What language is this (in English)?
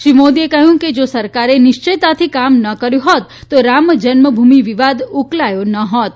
Gujarati